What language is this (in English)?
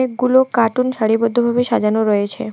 Bangla